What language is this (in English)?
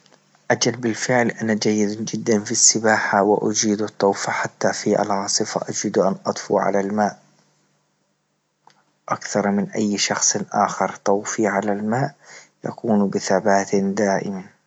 Libyan Arabic